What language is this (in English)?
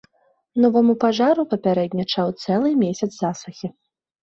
Belarusian